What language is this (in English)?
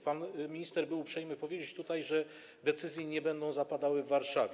Polish